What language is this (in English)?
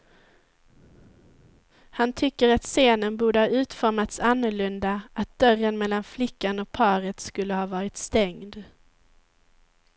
Swedish